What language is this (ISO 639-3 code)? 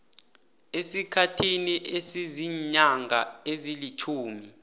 nbl